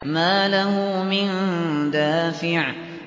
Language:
Arabic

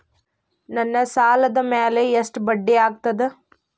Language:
Kannada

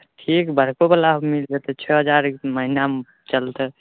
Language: Maithili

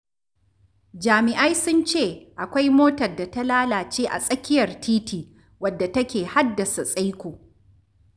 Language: Hausa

